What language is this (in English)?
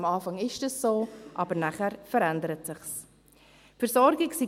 Swiss German